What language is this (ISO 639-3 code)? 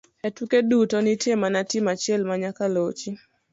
luo